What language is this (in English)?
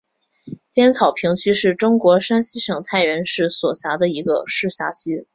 Chinese